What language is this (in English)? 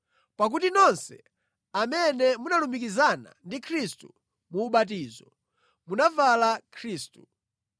Nyanja